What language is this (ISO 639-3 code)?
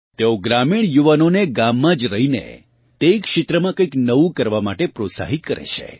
guj